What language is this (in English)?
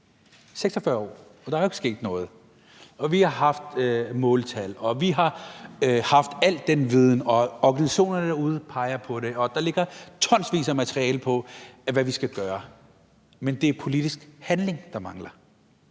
Danish